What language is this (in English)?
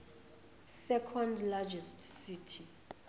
Zulu